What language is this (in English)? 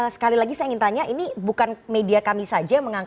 Indonesian